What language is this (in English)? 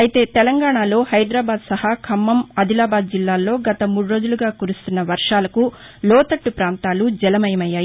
Telugu